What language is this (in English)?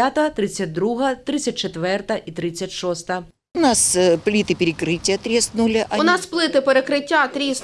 Ukrainian